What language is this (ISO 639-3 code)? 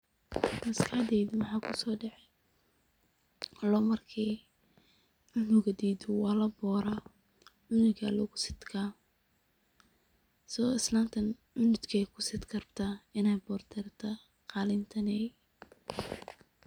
som